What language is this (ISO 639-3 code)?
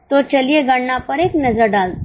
hin